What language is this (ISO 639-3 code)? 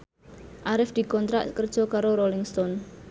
jav